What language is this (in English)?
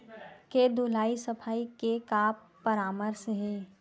Chhattisgarhi